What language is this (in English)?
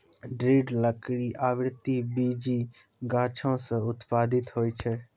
Maithili